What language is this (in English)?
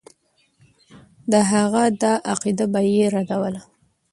Pashto